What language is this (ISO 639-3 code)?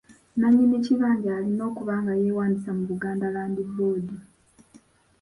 lug